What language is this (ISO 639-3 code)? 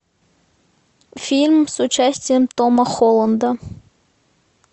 rus